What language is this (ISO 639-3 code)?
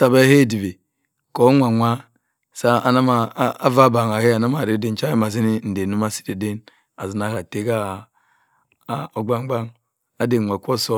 mfn